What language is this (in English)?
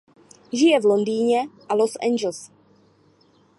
Czech